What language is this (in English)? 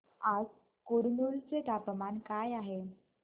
Marathi